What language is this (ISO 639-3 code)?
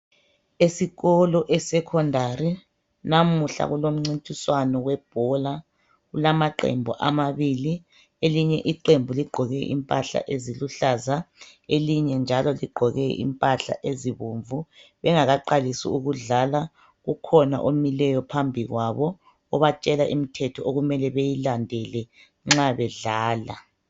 nde